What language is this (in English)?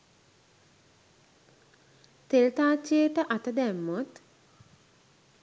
Sinhala